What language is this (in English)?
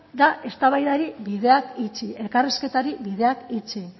Basque